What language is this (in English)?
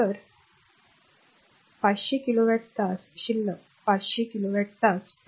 Marathi